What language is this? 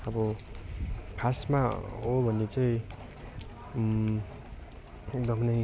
Nepali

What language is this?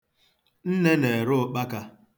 Igbo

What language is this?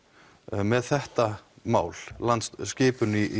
Icelandic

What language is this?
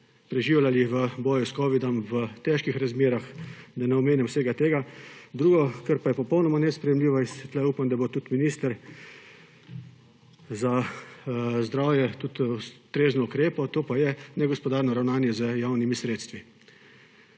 Slovenian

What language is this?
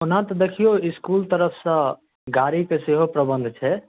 Maithili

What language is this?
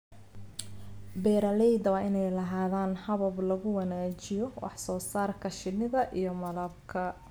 Somali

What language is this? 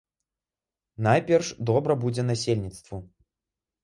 Belarusian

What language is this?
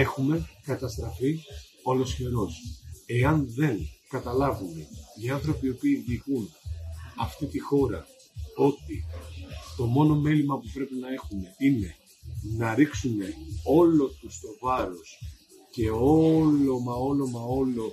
Greek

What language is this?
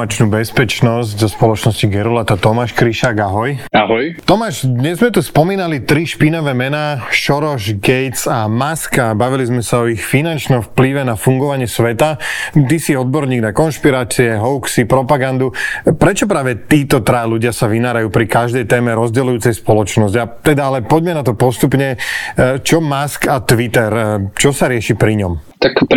Slovak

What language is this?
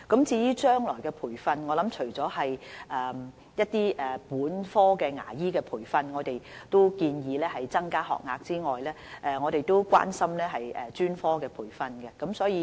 Cantonese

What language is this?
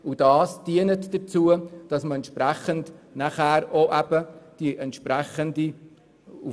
Swiss German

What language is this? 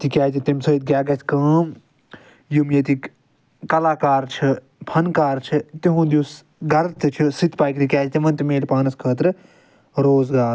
Kashmiri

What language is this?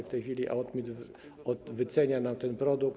Polish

